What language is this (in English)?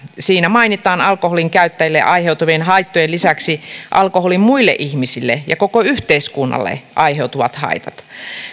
Finnish